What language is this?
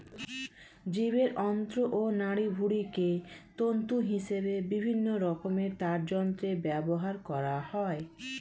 Bangla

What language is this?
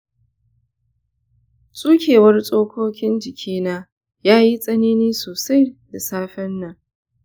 Hausa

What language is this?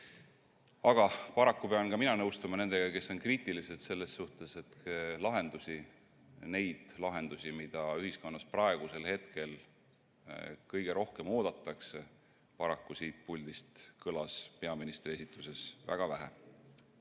Estonian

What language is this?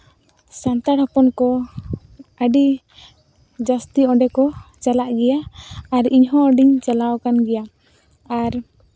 Santali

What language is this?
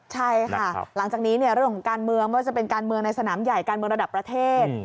Thai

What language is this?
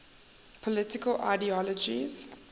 English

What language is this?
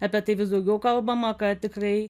Lithuanian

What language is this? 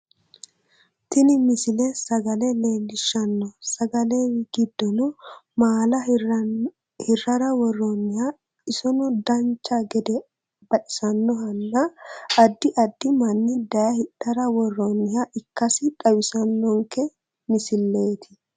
Sidamo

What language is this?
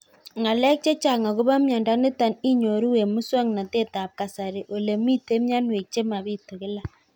Kalenjin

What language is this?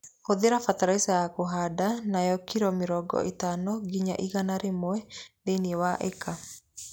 Kikuyu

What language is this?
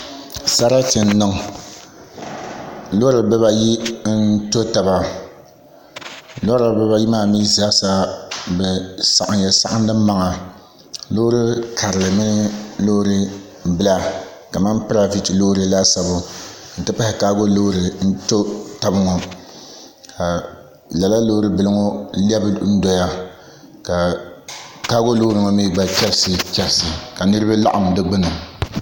Dagbani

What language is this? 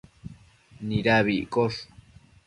Matsés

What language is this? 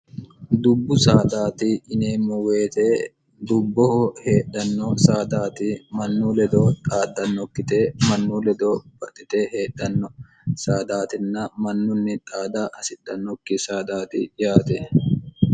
Sidamo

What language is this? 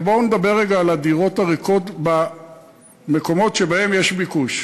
Hebrew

